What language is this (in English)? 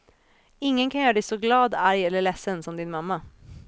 Swedish